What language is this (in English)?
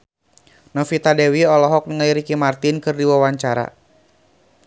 Sundanese